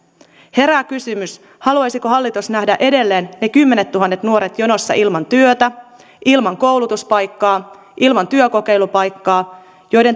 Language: Finnish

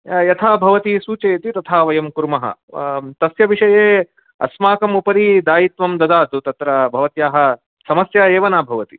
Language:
Sanskrit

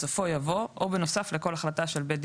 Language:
Hebrew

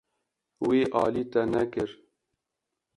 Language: Kurdish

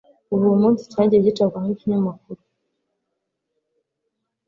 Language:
Kinyarwanda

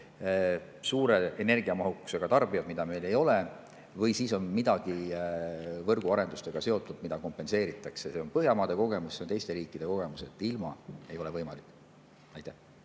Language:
Estonian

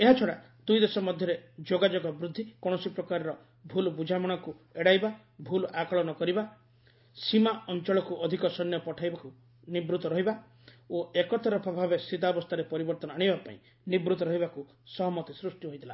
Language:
Odia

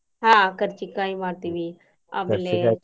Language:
Kannada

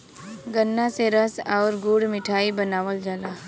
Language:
Bhojpuri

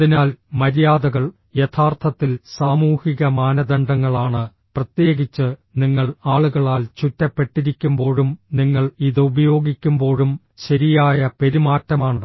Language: Malayalam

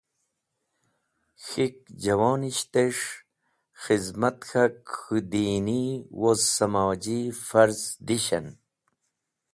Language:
Wakhi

